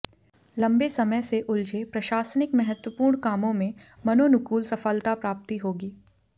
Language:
Hindi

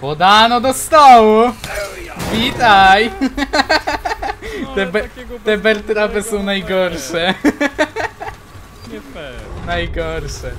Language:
Polish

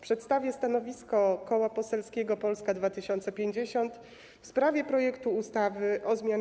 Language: Polish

